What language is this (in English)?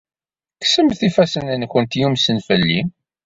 Kabyle